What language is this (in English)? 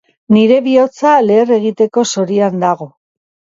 Basque